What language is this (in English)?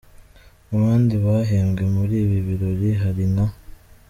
Kinyarwanda